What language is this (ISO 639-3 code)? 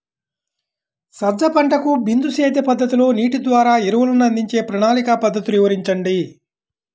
tel